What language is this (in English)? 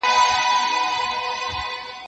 Pashto